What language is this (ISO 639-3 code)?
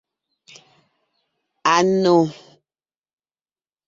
nnh